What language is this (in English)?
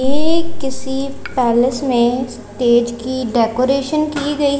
Hindi